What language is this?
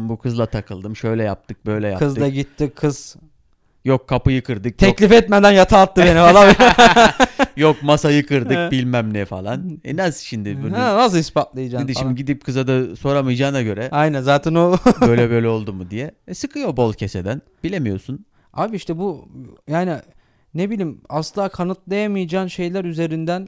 Turkish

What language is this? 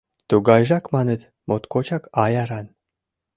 Mari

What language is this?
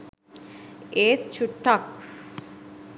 Sinhala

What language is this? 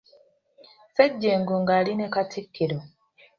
Ganda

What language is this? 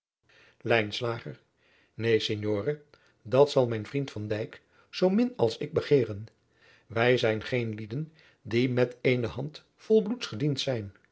Dutch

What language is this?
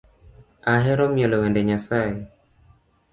Luo (Kenya and Tanzania)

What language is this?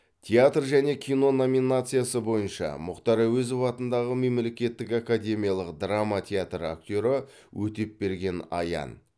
Kazakh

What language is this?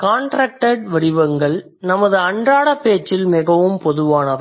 Tamil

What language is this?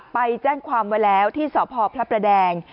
Thai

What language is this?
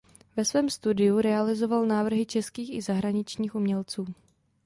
Czech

